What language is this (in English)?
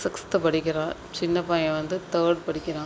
Tamil